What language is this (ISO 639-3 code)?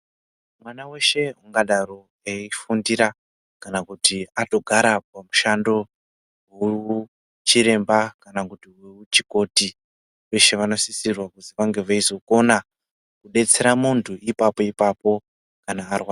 ndc